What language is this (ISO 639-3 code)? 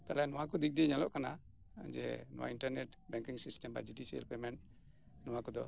sat